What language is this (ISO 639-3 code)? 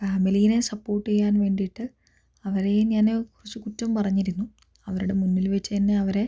mal